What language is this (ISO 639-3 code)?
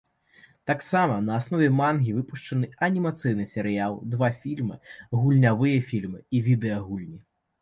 bel